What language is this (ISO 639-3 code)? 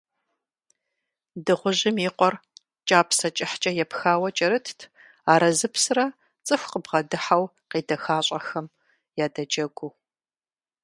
kbd